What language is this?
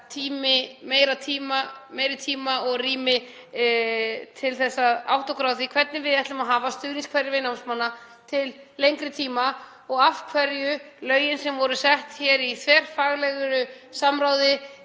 Icelandic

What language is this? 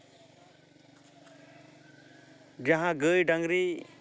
Santali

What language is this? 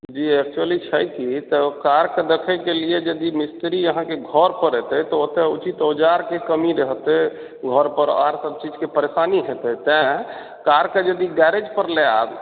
Maithili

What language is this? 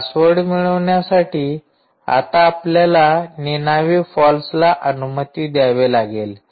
Marathi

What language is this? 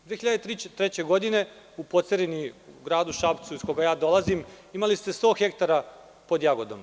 Serbian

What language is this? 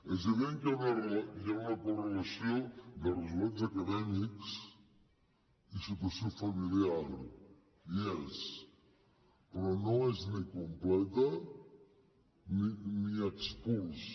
Catalan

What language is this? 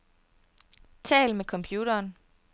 Danish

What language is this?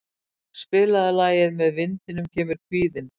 Icelandic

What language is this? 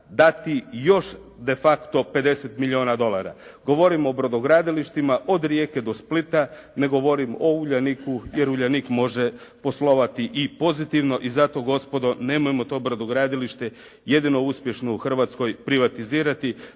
Croatian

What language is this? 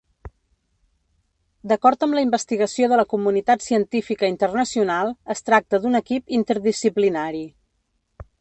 Catalan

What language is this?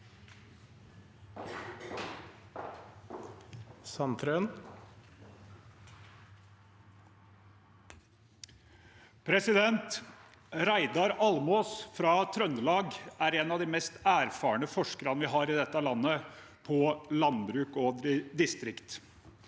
Norwegian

